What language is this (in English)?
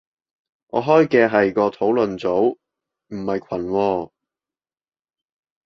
Cantonese